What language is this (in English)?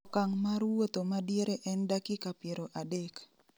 Luo (Kenya and Tanzania)